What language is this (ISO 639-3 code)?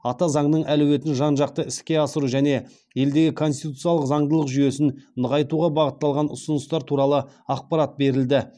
kaz